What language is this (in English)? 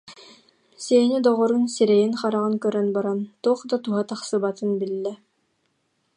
Yakut